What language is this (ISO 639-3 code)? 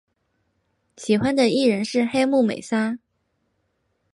zho